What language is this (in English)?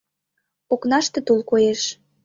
Mari